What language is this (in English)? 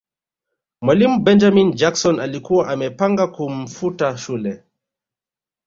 Swahili